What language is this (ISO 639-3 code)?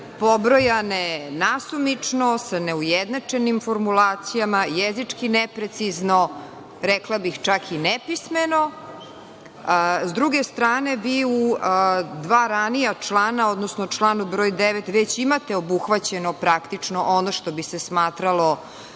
srp